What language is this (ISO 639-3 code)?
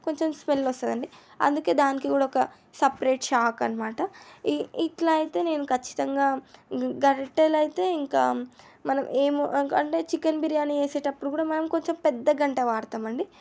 tel